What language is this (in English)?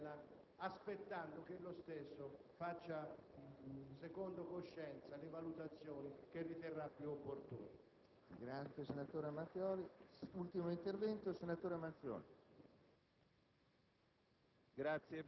Italian